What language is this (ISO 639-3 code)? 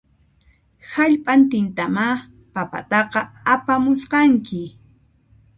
qxp